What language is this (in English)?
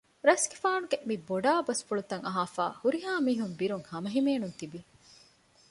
Divehi